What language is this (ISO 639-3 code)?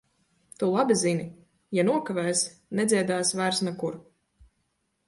lav